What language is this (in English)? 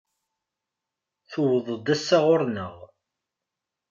Kabyle